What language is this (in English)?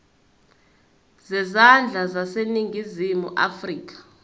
Zulu